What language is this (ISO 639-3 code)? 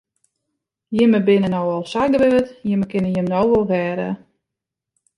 fry